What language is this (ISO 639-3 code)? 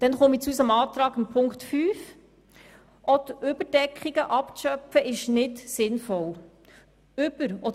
gsw